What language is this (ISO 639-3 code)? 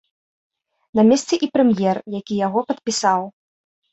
bel